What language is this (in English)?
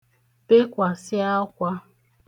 Igbo